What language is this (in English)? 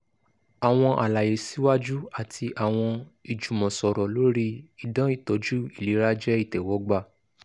Yoruba